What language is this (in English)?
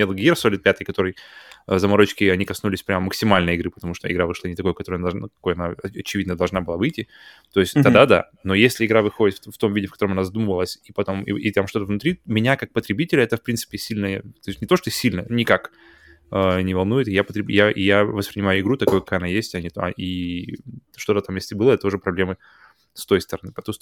Russian